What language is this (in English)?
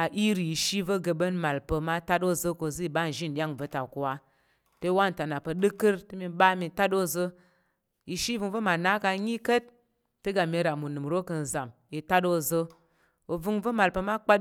Tarok